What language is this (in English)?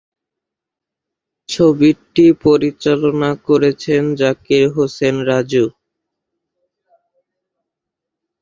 Bangla